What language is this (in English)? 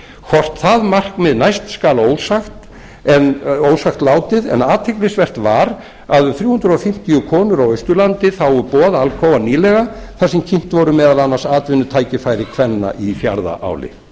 Icelandic